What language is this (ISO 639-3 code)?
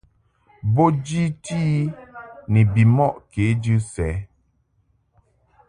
mhk